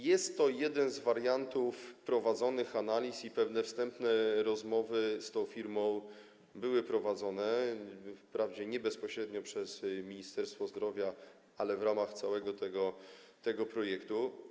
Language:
Polish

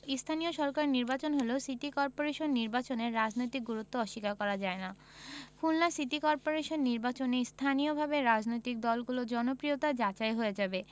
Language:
Bangla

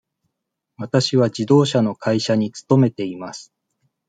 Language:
Japanese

